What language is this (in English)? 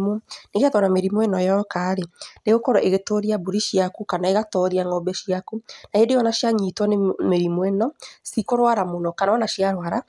Kikuyu